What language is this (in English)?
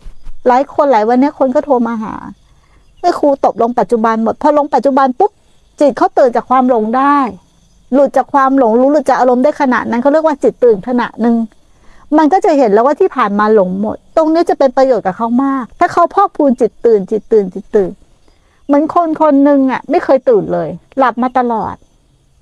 Thai